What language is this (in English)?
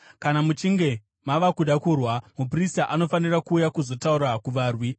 Shona